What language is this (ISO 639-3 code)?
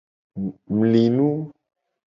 gej